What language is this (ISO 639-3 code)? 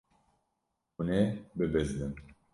kur